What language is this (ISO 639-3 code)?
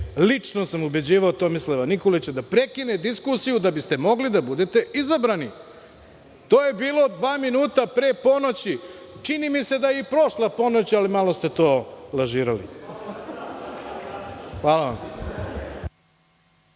srp